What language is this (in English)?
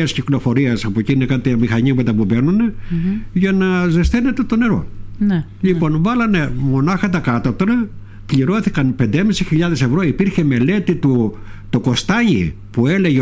Greek